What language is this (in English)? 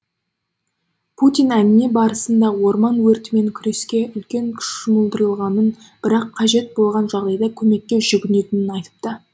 Kazakh